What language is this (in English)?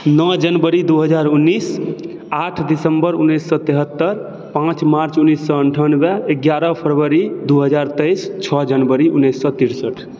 Maithili